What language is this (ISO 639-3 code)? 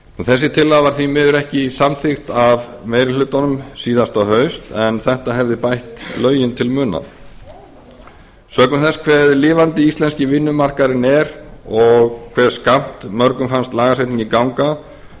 isl